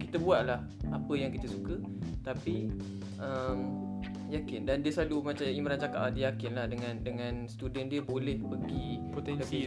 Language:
Malay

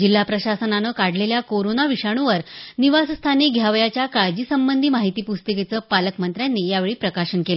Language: Marathi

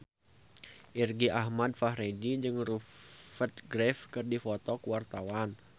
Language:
Sundanese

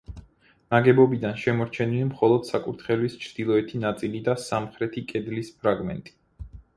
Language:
Georgian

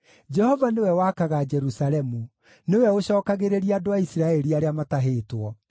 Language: Kikuyu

